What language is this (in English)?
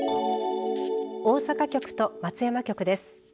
Japanese